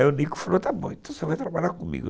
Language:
Portuguese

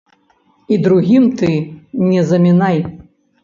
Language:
Belarusian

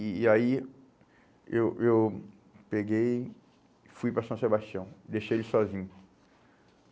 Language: Portuguese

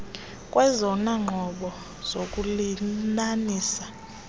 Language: Xhosa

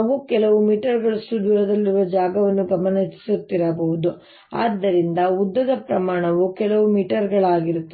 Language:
Kannada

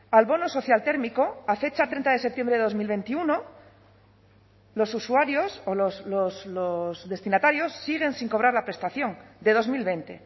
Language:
Spanish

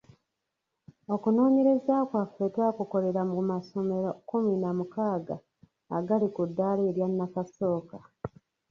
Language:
Ganda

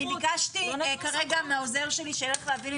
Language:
Hebrew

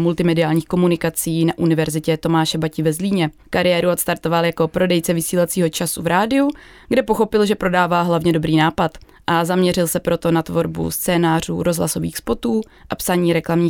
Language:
Czech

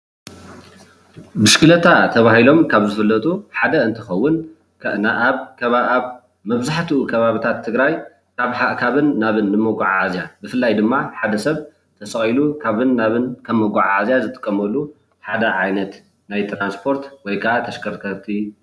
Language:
Tigrinya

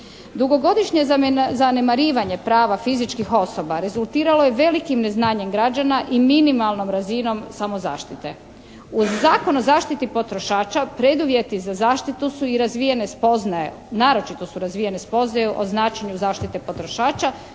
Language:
Croatian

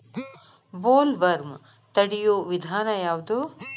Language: Kannada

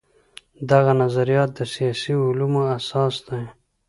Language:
Pashto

